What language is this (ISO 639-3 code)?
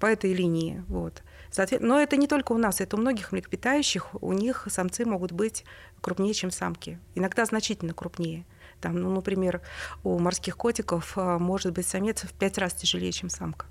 rus